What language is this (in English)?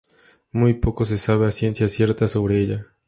Spanish